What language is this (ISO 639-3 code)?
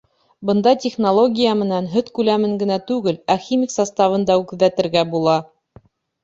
bak